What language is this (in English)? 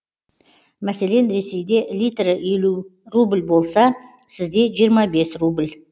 Kazakh